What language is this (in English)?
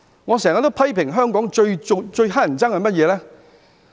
Cantonese